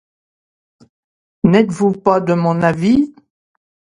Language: French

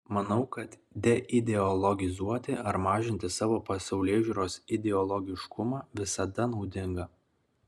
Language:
Lithuanian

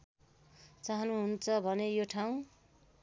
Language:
Nepali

